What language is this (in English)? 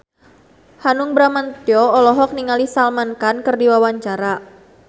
Sundanese